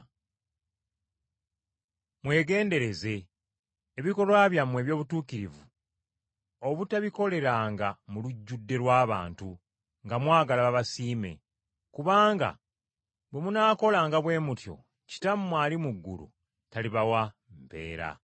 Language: Ganda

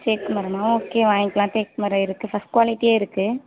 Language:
Tamil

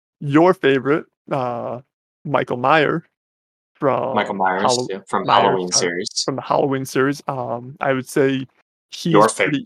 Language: English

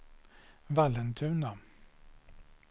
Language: Swedish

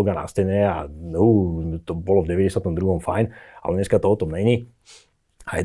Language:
Czech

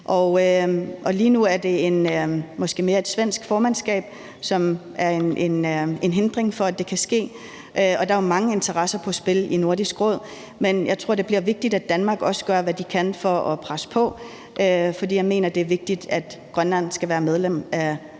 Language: Danish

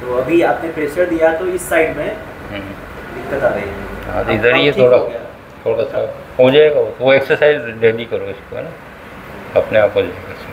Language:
Hindi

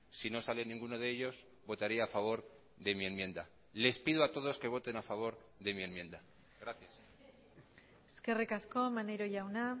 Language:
Spanish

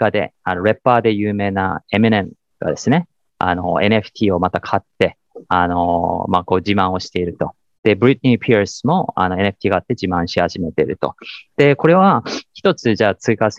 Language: Japanese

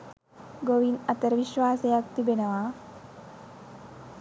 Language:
Sinhala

